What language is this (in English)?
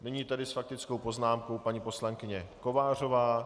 Czech